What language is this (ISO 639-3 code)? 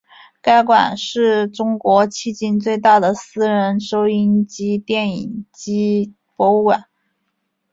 zho